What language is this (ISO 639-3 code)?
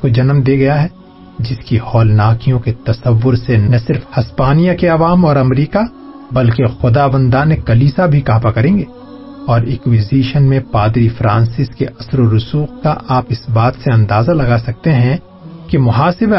urd